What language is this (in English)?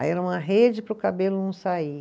Portuguese